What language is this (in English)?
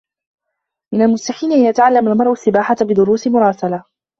Arabic